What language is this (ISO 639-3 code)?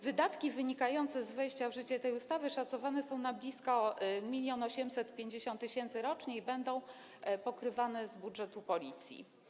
pol